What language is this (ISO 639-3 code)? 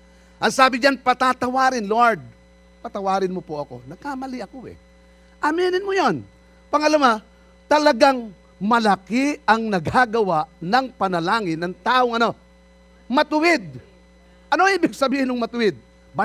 fil